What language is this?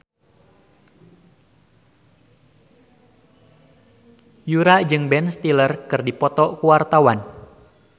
Sundanese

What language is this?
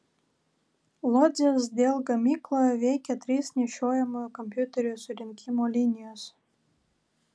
Lithuanian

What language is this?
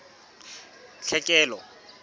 Southern Sotho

